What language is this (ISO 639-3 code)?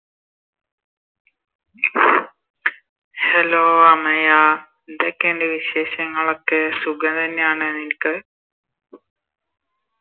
mal